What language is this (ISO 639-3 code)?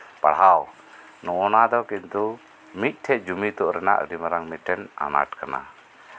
sat